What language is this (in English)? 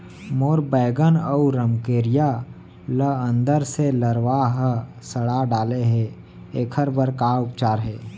Chhattisgarhi